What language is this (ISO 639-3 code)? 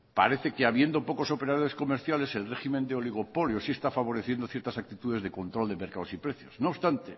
spa